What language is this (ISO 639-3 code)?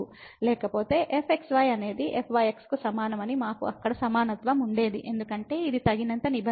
tel